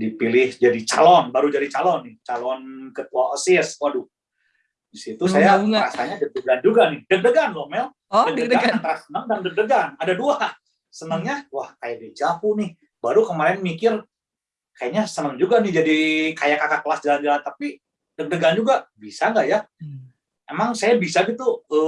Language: Indonesian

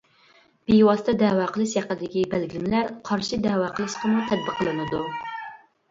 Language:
Uyghur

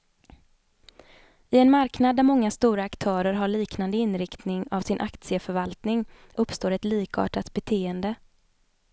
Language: Swedish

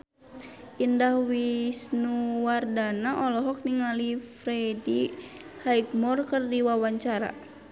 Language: Sundanese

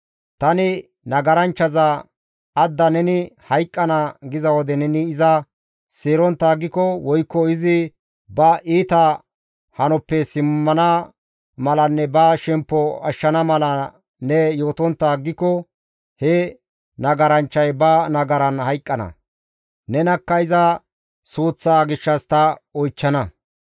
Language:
Gamo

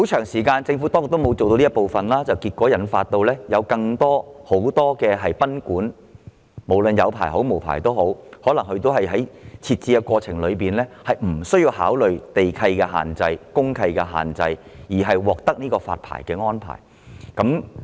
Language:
Cantonese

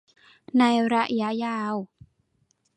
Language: Thai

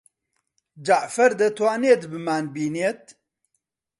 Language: Central Kurdish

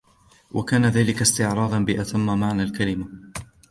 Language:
Arabic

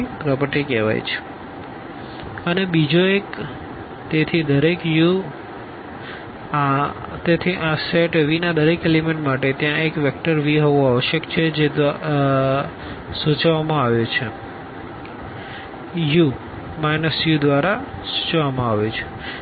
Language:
Gujarati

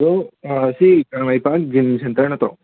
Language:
Manipuri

